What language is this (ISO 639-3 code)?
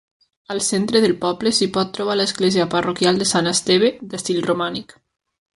cat